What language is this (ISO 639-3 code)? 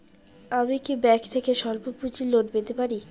ben